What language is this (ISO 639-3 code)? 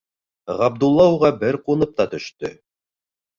bak